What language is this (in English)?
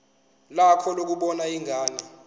Zulu